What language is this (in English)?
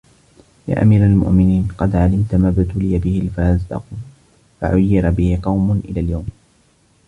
Arabic